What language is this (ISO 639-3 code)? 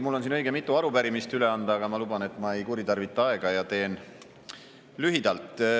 est